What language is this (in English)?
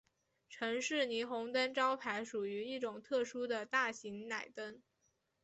Chinese